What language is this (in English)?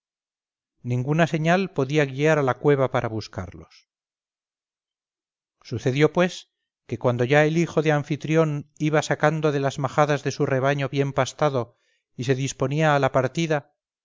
Spanish